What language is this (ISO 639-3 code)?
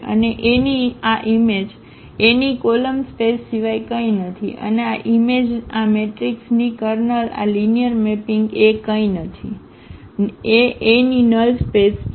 guj